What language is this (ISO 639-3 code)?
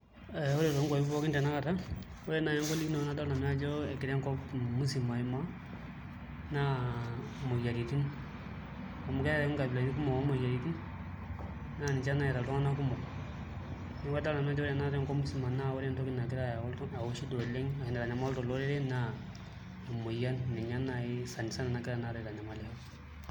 mas